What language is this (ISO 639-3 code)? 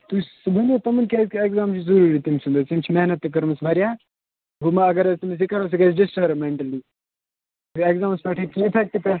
kas